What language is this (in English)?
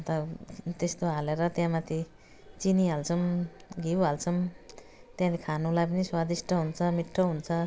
Nepali